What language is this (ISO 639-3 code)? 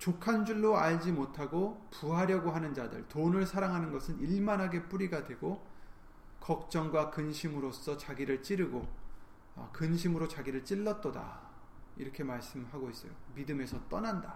kor